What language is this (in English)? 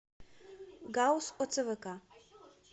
Russian